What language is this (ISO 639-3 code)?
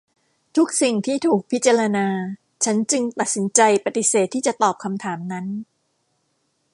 tha